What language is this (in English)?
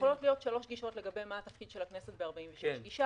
Hebrew